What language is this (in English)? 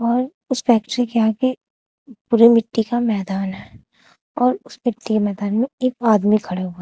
Hindi